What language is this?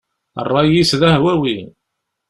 Kabyle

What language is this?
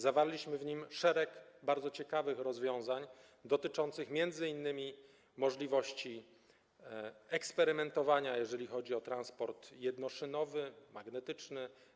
Polish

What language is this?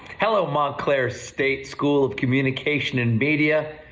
English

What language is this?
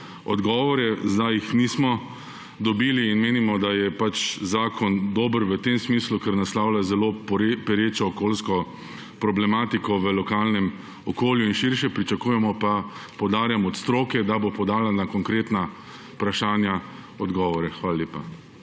Slovenian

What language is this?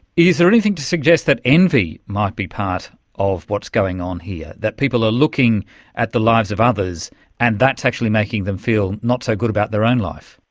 English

